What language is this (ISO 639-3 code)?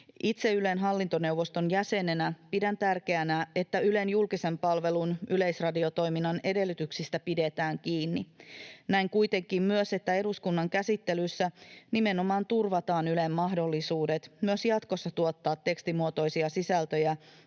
fin